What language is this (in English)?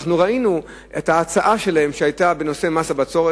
Hebrew